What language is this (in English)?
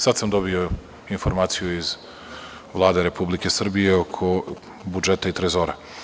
Serbian